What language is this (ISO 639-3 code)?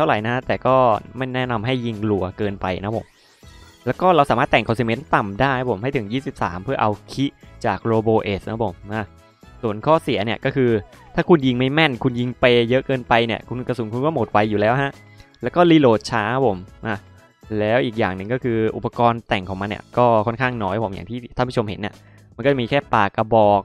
tha